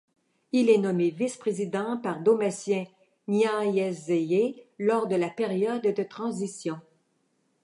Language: French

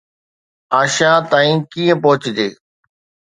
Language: Sindhi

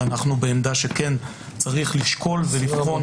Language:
Hebrew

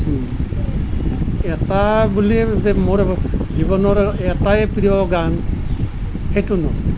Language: Assamese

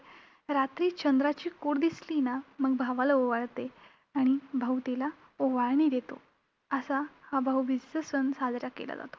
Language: Marathi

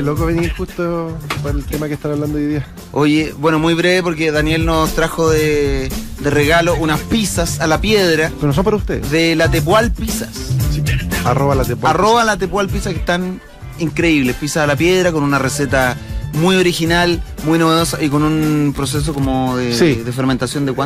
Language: Spanish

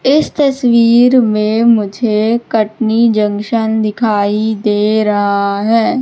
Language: Hindi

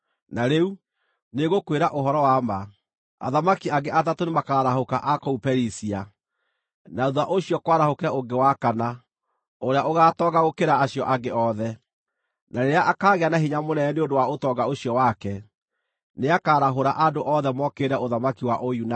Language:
Kikuyu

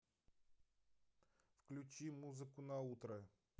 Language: Russian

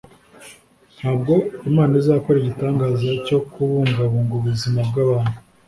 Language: Kinyarwanda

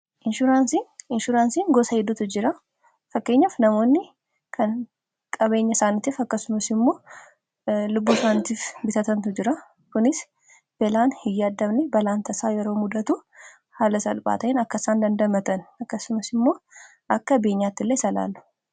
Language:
Oromo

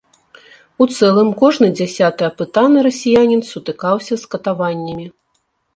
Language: Belarusian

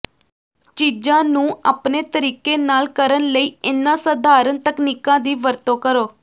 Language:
Punjabi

